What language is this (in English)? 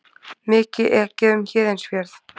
Icelandic